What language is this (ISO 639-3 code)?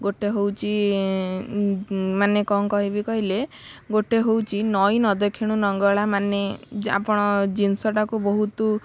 ori